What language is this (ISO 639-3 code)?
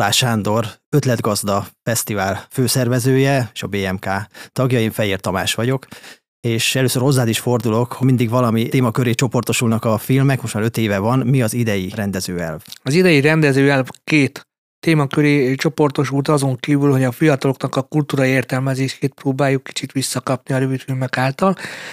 hun